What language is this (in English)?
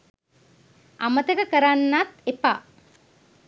Sinhala